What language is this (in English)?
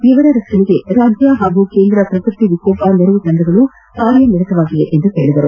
Kannada